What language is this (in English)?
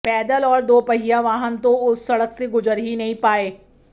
Hindi